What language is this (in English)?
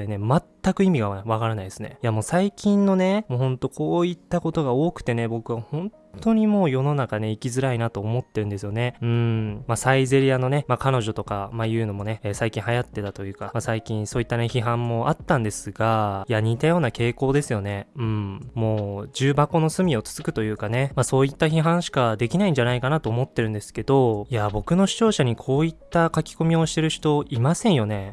Japanese